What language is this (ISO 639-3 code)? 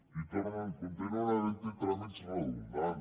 cat